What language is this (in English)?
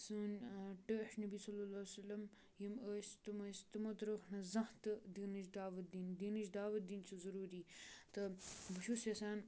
Kashmiri